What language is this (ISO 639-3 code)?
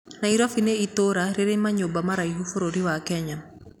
kik